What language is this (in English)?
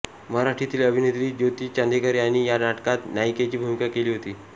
Marathi